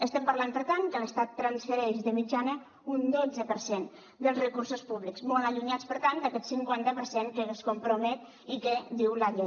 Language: Catalan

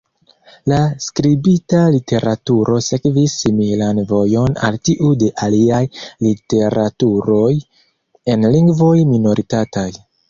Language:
Esperanto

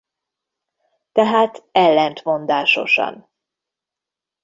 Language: Hungarian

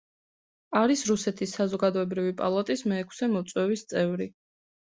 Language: Georgian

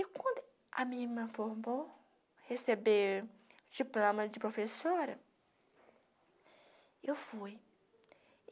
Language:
Portuguese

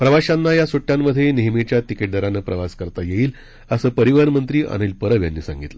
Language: Marathi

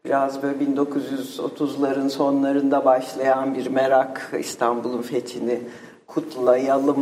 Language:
Turkish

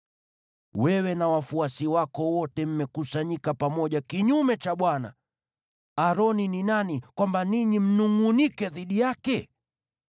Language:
Swahili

